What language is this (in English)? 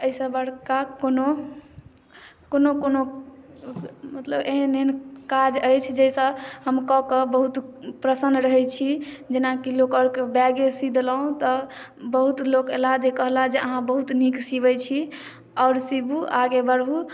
Maithili